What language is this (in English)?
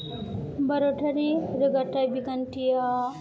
Bodo